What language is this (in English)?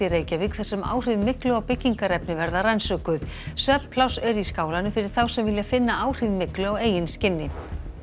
Icelandic